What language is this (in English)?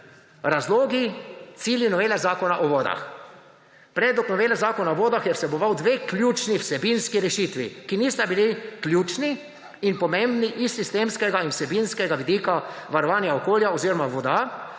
Slovenian